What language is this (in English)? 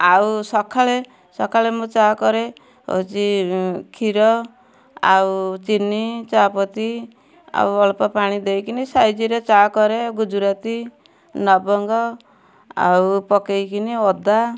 Odia